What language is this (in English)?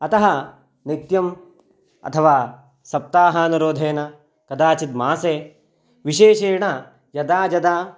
Sanskrit